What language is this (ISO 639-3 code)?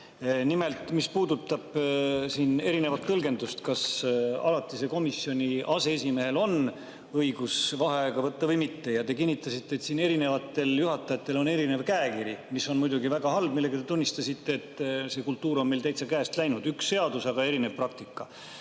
est